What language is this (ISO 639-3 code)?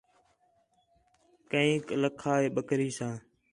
xhe